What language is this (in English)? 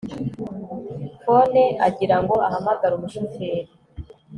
Kinyarwanda